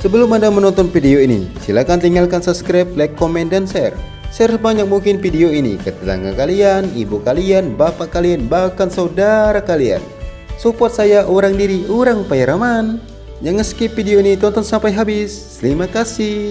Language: Indonesian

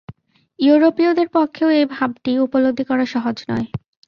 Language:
Bangla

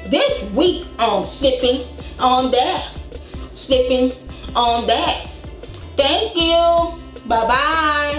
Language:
English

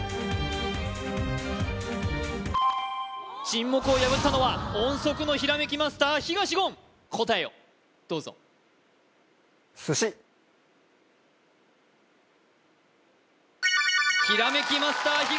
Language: Japanese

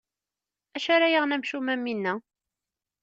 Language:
Kabyle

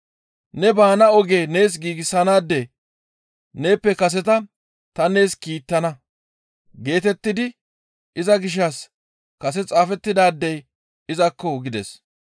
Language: Gamo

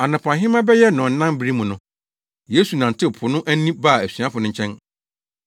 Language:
Akan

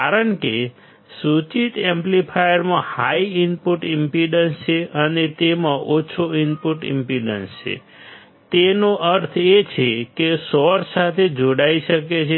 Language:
Gujarati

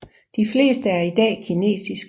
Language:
Danish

